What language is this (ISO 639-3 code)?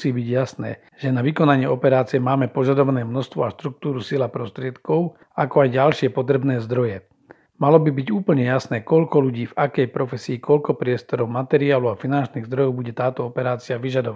slk